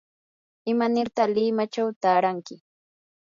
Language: Yanahuanca Pasco Quechua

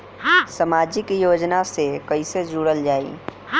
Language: Bhojpuri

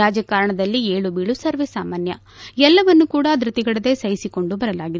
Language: Kannada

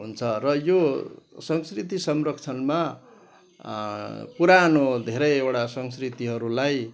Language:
Nepali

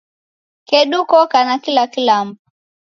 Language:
Taita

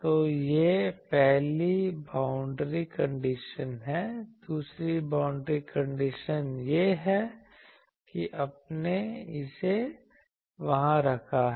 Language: Hindi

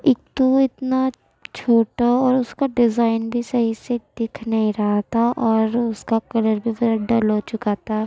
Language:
Urdu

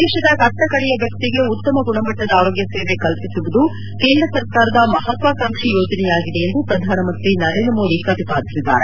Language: Kannada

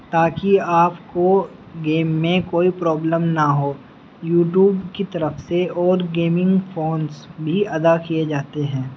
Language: Urdu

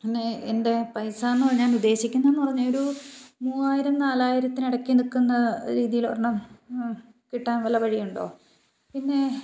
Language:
Malayalam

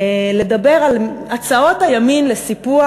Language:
Hebrew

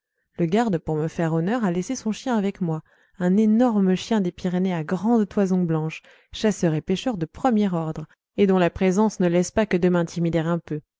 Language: French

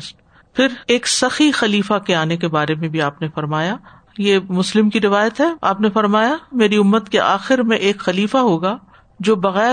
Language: Urdu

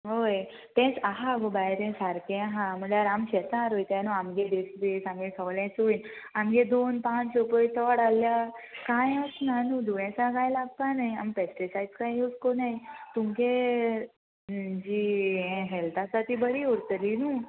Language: Konkani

